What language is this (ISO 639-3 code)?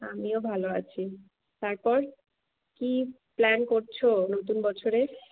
ben